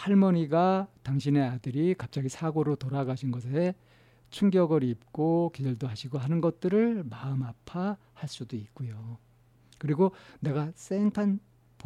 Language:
Korean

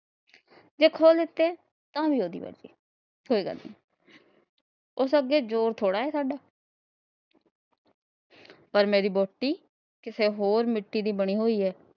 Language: Punjabi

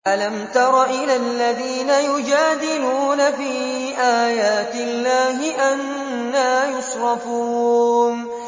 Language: Arabic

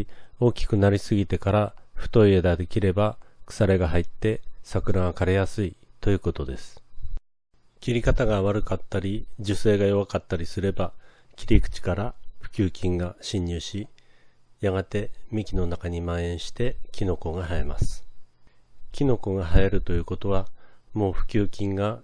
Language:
Japanese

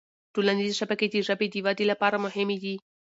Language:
Pashto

